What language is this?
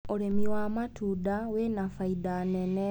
Kikuyu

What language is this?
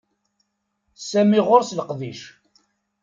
Kabyle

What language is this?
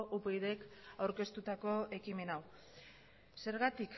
Basque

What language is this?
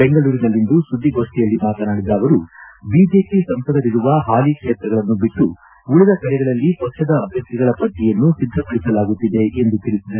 Kannada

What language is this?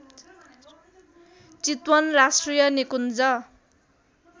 Nepali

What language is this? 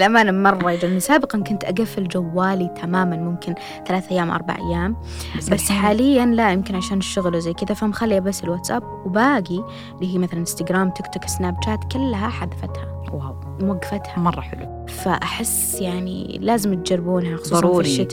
Arabic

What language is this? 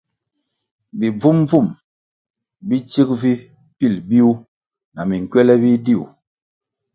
Kwasio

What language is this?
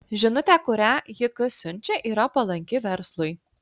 Lithuanian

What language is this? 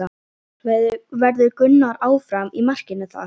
Icelandic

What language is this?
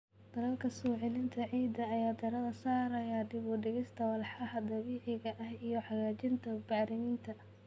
Somali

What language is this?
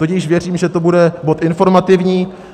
Czech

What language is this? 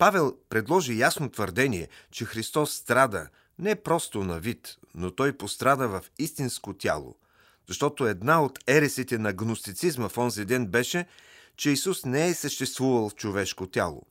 Bulgarian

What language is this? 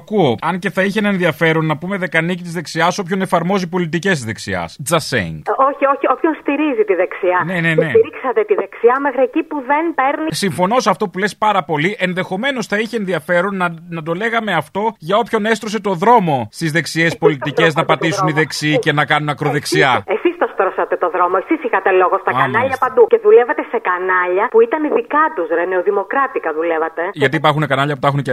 Greek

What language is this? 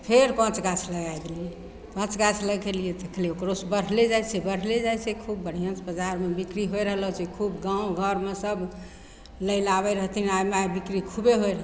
Maithili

